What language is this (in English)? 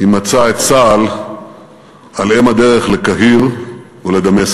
Hebrew